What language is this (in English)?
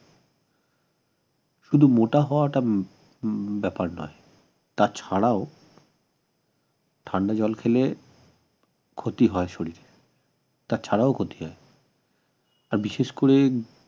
Bangla